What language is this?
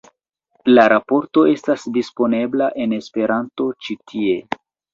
Esperanto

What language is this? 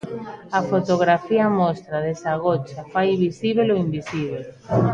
Galician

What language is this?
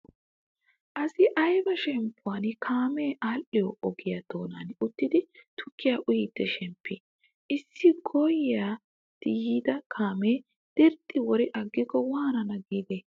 Wolaytta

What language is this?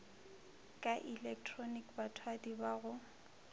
Northern Sotho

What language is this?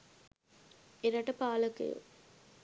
Sinhala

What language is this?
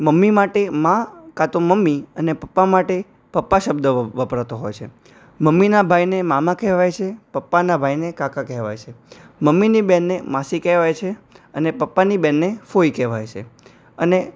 Gujarati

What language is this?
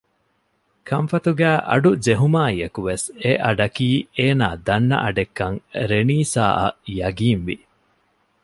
Divehi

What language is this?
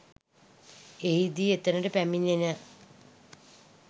Sinhala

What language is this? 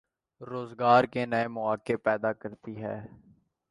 Urdu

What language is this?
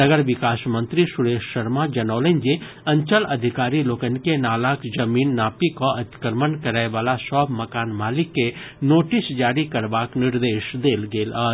Maithili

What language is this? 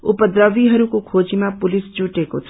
Nepali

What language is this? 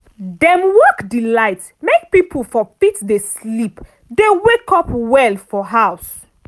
Nigerian Pidgin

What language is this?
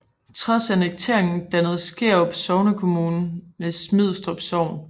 Danish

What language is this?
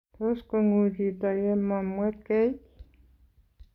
Kalenjin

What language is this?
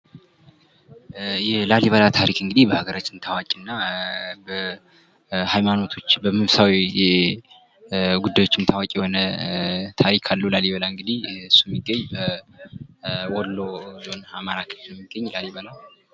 Amharic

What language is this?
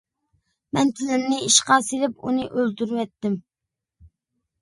Uyghur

